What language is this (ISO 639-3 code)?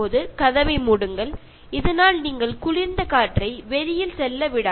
mal